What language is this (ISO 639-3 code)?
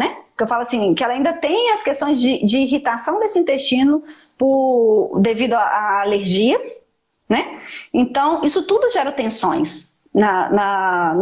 por